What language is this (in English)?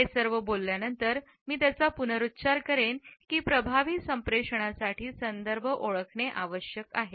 Marathi